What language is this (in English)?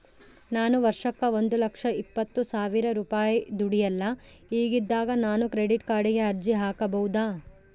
Kannada